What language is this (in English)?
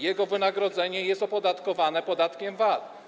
Polish